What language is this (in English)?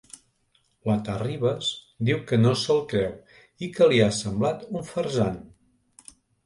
Catalan